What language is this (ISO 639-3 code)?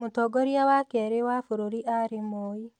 kik